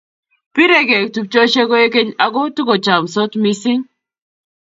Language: Kalenjin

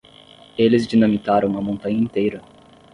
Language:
Portuguese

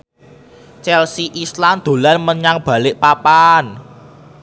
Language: Javanese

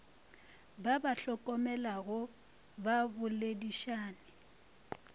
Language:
Northern Sotho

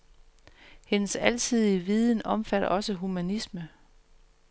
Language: Danish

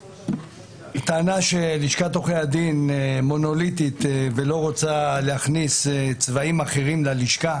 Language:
Hebrew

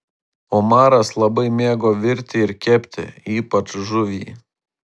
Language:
Lithuanian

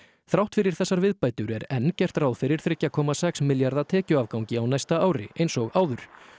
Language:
Icelandic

